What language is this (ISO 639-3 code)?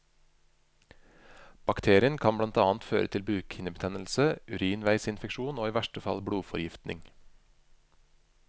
nor